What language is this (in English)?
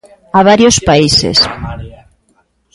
Galician